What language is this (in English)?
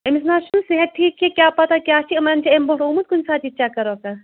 Kashmiri